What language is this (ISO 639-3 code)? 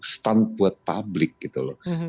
ind